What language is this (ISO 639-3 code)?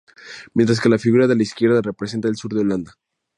spa